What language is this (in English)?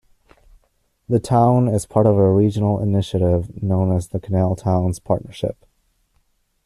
English